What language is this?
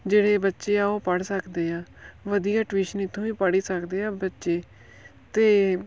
Punjabi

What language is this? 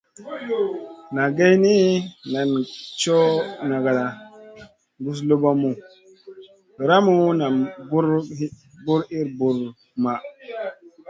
Masana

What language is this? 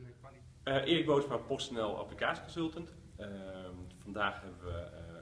Dutch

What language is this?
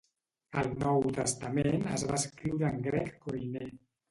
Catalan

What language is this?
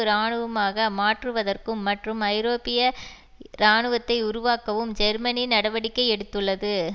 Tamil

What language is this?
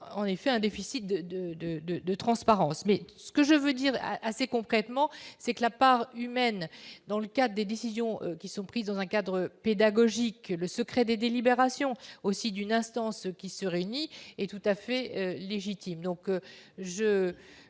French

